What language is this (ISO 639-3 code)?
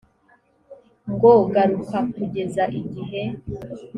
kin